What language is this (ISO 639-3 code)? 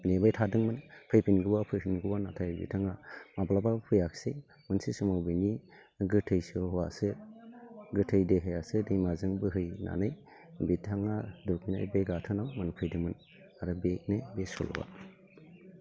brx